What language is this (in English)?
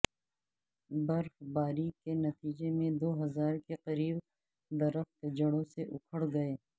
Urdu